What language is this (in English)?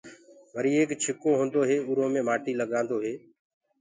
Gurgula